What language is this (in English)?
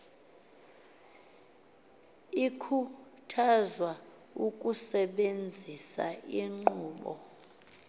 Xhosa